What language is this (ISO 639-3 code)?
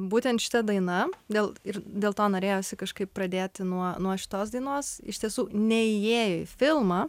lit